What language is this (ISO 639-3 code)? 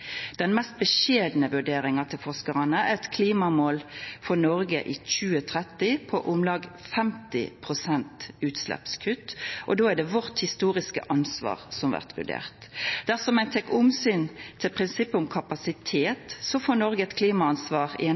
nno